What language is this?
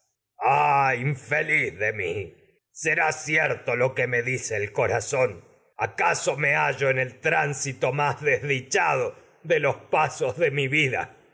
Spanish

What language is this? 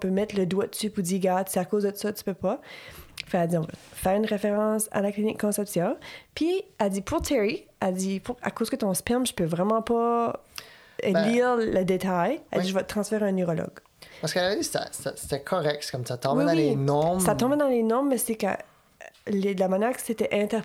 French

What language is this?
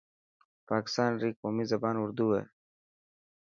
Dhatki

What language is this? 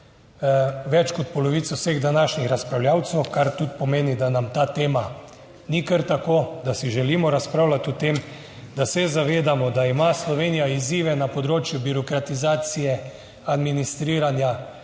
Slovenian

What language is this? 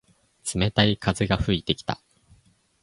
Japanese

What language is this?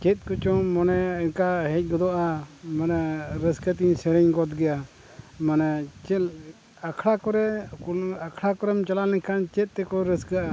Santali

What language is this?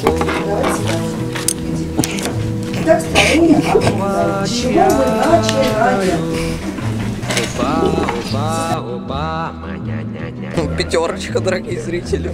Russian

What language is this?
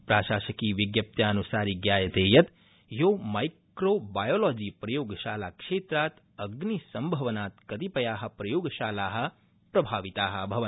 Sanskrit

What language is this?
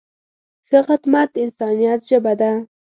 Pashto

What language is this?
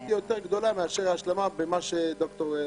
Hebrew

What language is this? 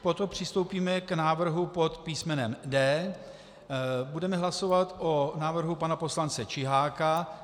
Czech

